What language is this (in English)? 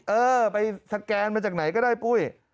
Thai